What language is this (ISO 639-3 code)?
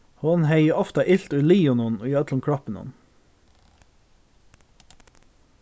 fao